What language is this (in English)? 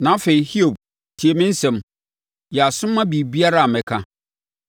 Akan